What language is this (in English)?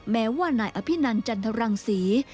Thai